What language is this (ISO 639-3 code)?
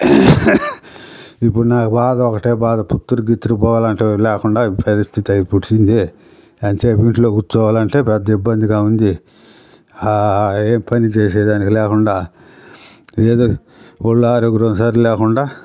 tel